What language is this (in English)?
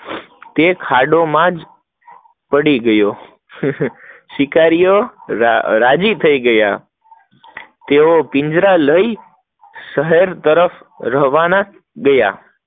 Gujarati